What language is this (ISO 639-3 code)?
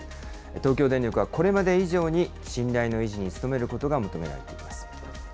jpn